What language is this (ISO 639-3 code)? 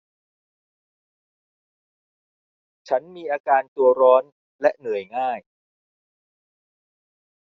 tha